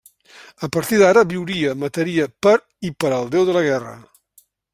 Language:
Catalan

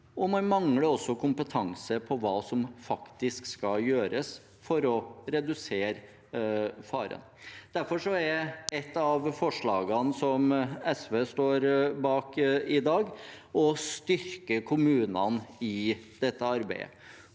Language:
Norwegian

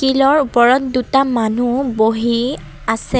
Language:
Assamese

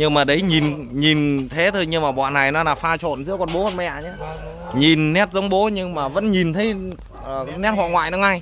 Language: Vietnamese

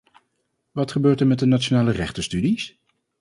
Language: Dutch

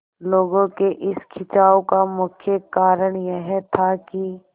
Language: Hindi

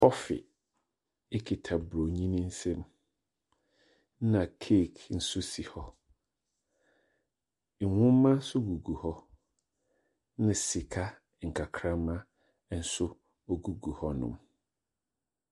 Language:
Akan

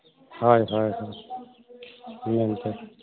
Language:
Santali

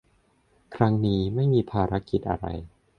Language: Thai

